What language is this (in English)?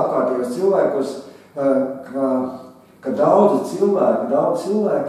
Latvian